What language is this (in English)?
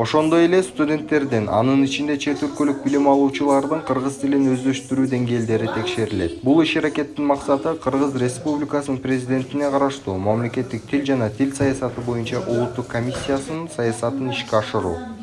Turkish